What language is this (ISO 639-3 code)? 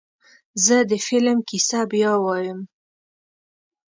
pus